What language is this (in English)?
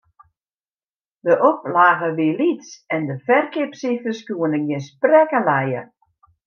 Western Frisian